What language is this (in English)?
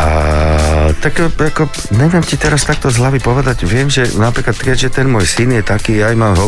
Slovak